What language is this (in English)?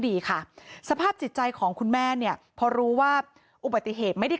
Thai